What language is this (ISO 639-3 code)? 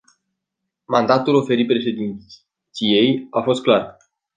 ron